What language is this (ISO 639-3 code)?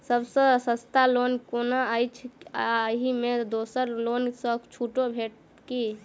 mai